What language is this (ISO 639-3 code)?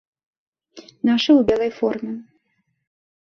bel